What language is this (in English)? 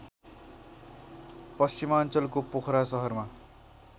Nepali